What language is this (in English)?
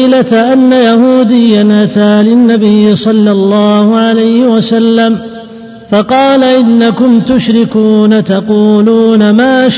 Arabic